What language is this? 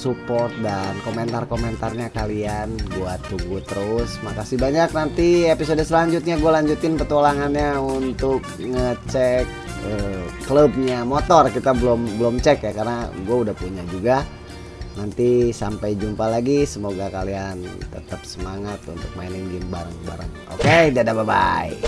Indonesian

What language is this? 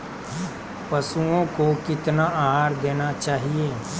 Magahi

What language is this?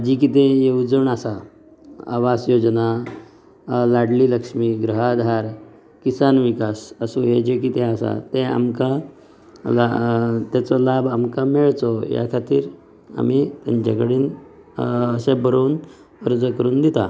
Konkani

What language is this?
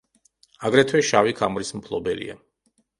Georgian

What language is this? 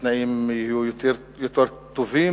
Hebrew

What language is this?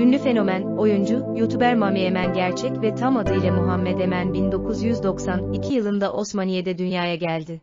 Turkish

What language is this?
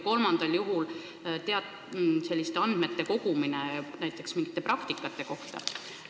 Estonian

